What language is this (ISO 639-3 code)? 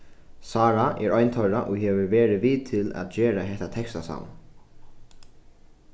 fao